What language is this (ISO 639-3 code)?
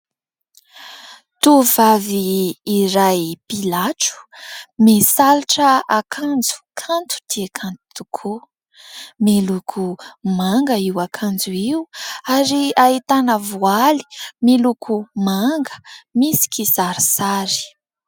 mlg